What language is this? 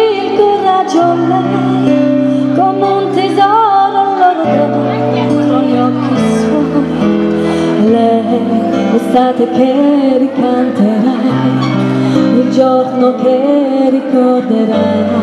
Greek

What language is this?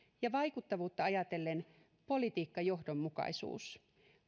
Finnish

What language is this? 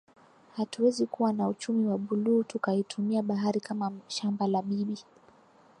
Swahili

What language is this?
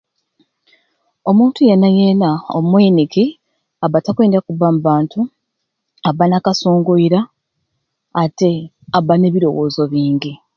Ruuli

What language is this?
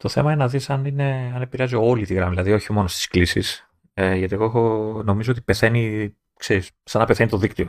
Greek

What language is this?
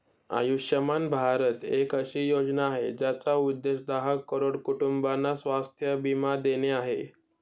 Marathi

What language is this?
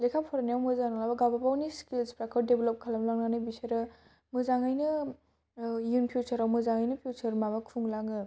Bodo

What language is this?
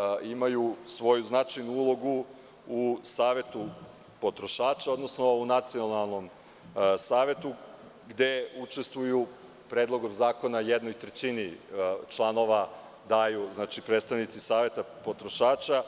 Serbian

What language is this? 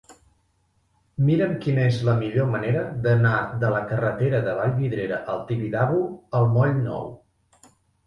Catalan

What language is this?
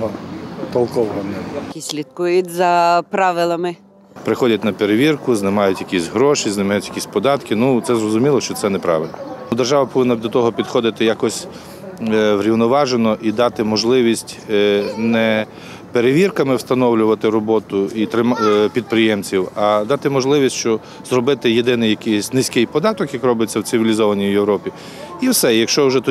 Ukrainian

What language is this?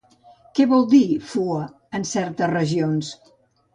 Catalan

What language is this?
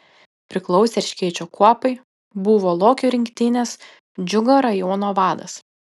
Lithuanian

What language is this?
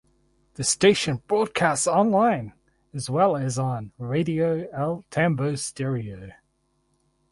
English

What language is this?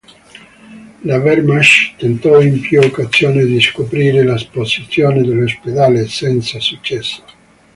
Italian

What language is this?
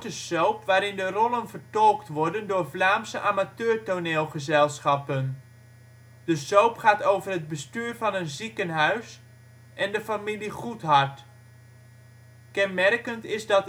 Dutch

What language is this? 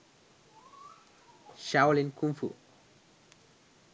Sinhala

